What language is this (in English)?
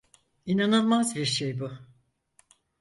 Turkish